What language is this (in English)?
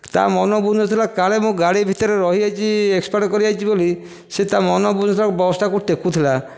Odia